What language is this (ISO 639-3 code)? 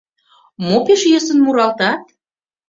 chm